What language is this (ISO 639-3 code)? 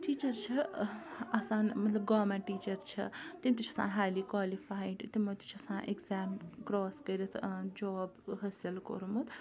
kas